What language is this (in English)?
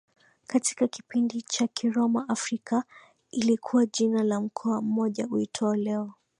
Swahili